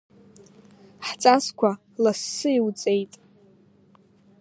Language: Abkhazian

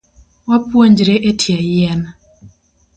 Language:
Luo (Kenya and Tanzania)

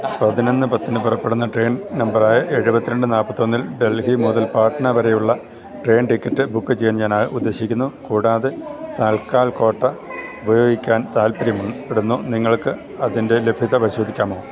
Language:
Malayalam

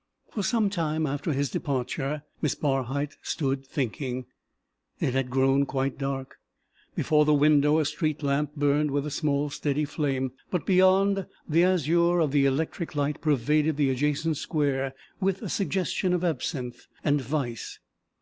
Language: English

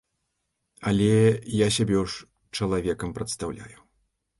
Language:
Belarusian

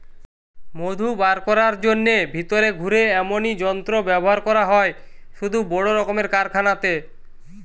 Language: Bangla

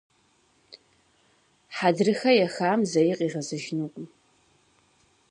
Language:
Kabardian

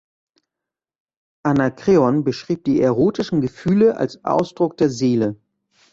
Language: German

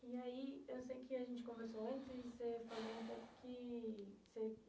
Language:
Portuguese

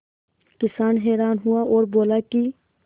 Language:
Hindi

